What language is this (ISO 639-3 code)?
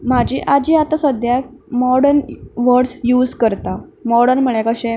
kok